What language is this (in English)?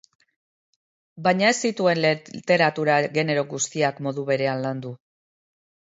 Basque